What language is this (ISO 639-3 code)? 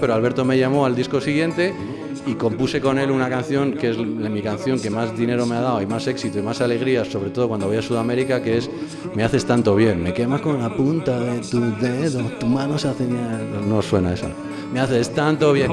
spa